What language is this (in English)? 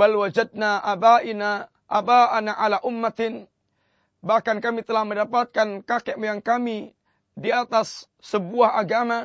Malay